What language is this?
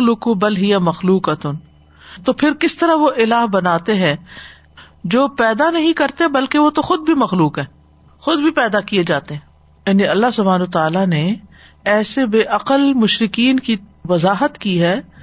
Urdu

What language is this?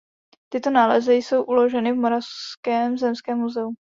Czech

